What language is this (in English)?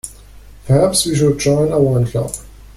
English